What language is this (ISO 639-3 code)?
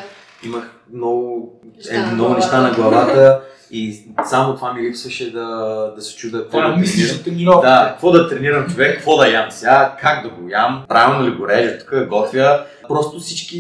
bul